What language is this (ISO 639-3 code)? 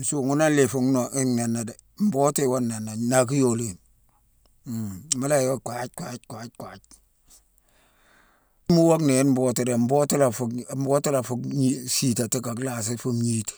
msw